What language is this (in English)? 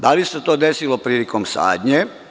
Serbian